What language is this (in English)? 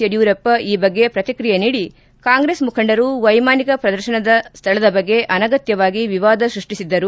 Kannada